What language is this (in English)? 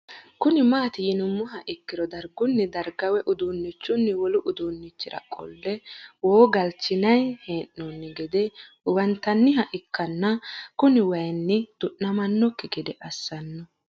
Sidamo